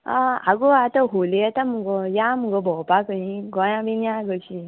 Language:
Konkani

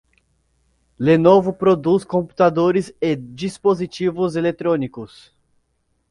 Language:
Portuguese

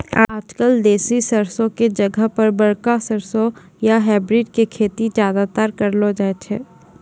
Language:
Maithili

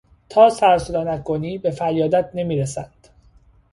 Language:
Persian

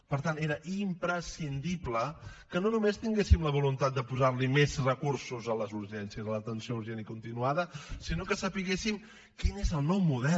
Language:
Catalan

